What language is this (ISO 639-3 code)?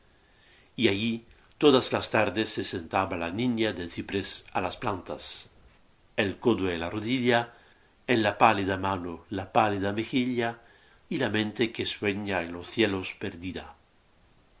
spa